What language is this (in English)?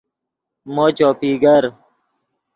Yidgha